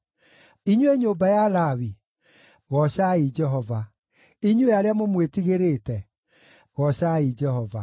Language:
Kikuyu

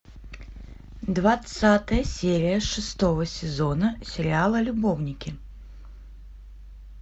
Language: Russian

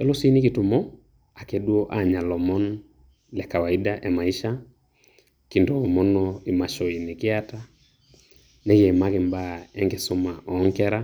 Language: Masai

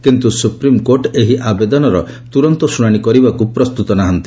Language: Odia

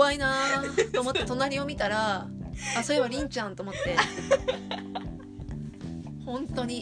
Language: Japanese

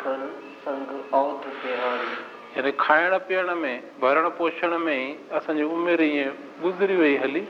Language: Hindi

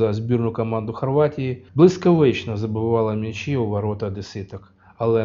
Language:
Ukrainian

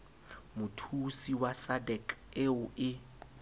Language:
Southern Sotho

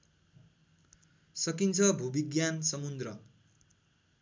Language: Nepali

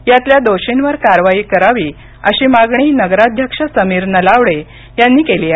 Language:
Marathi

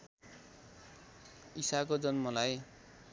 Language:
Nepali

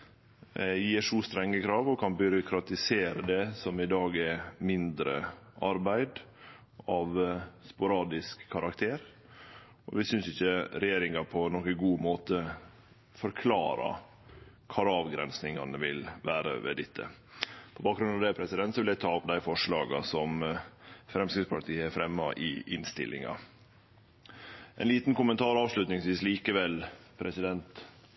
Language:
Norwegian Nynorsk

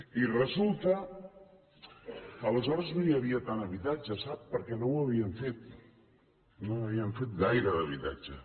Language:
Catalan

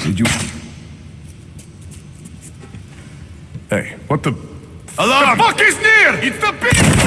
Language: English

